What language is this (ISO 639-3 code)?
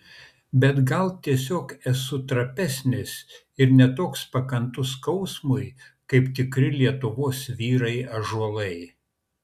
lit